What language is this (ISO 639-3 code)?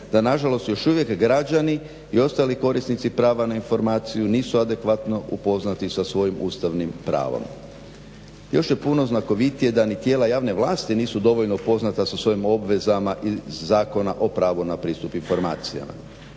hrv